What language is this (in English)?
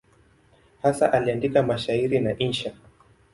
Swahili